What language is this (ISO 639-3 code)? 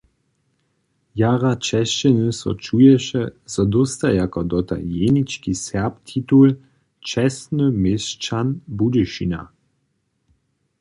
hsb